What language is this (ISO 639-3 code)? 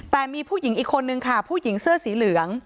tha